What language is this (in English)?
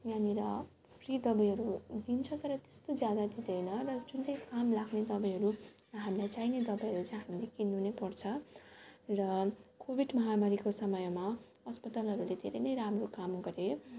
Nepali